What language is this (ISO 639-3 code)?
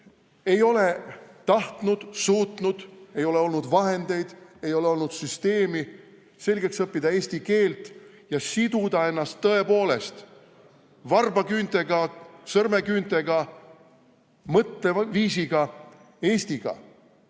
est